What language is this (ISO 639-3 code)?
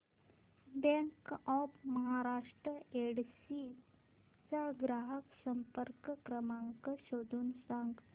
mar